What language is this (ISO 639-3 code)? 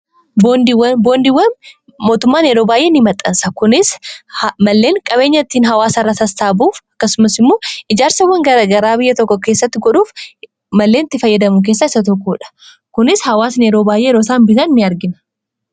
orm